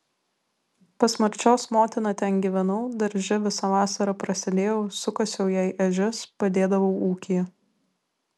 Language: Lithuanian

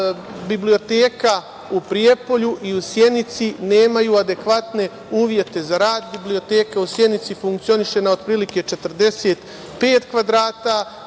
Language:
Serbian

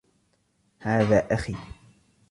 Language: Arabic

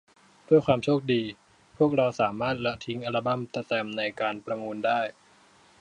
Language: Thai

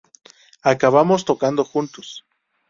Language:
Spanish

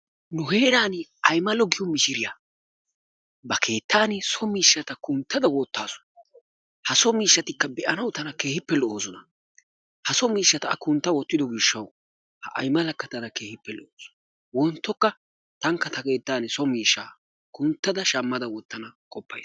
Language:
Wolaytta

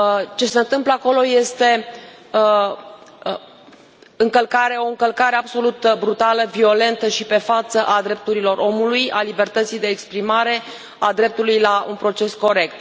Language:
Romanian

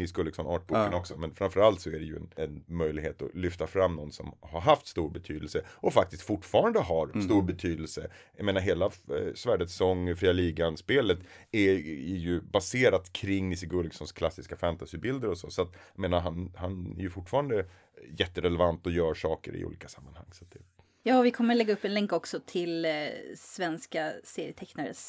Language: Swedish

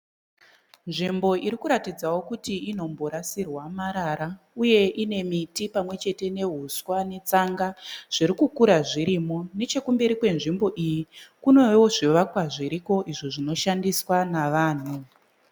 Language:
Shona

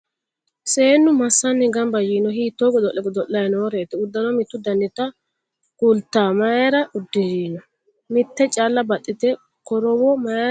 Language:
Sidamo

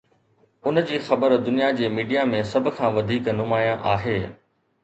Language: Sindhi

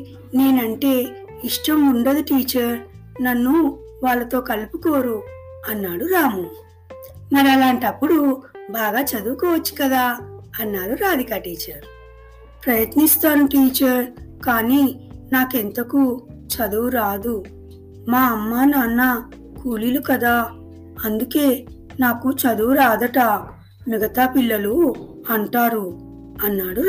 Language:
Telugu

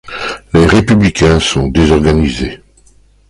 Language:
French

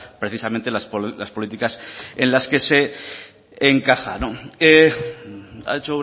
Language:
Spanish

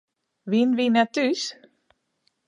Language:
Western Frisian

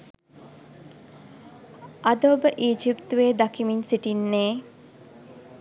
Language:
Sinhala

